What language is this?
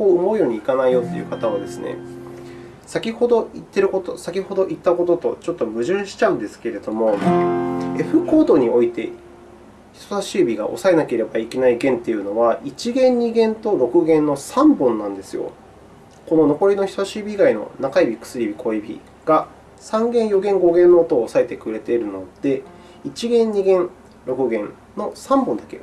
Japanese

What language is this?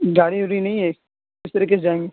Urdu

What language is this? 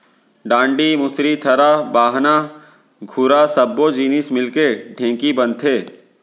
Chhattisgarhi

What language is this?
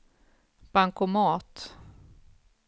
Swedish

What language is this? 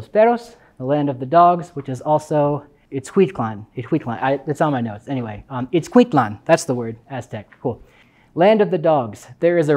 English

